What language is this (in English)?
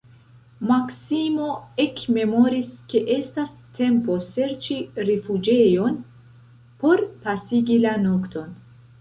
Esperanto